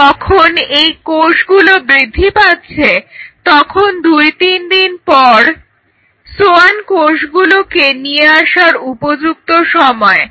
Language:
Bangla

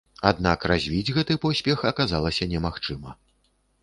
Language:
Belarusian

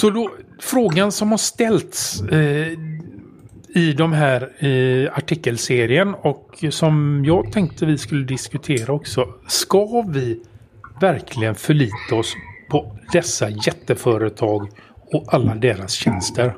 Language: Swedish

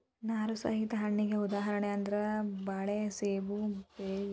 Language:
Kannada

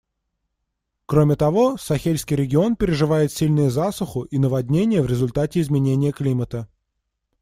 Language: Russian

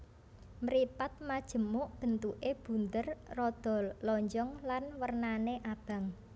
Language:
Javanese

